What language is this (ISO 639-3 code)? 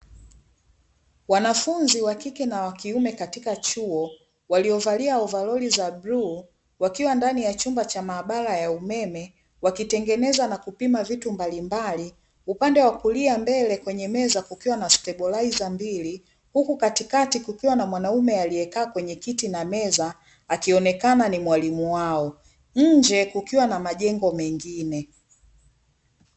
swa